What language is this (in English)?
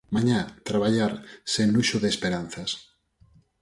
Galician